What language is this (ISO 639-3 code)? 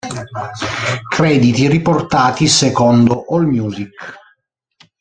ita